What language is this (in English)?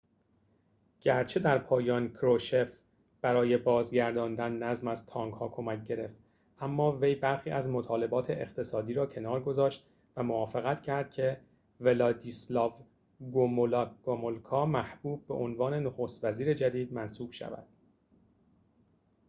Persian